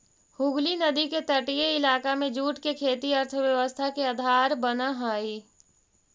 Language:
Magahi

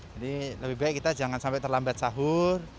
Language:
Indonesian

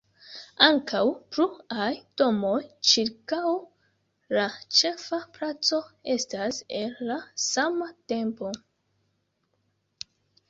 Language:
Esperanto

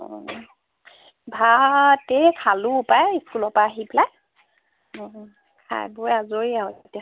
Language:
Assamese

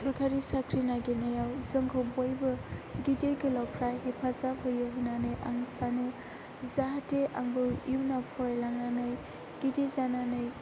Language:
Bodo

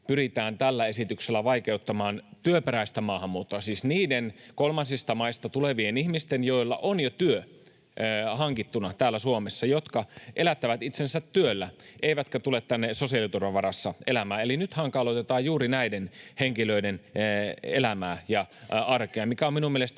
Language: Finnish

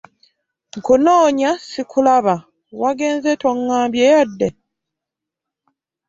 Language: Ganda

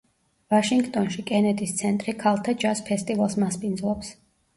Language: Georgian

